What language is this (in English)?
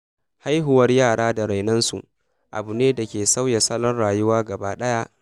Hausa